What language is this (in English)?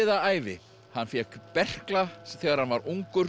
Icelandic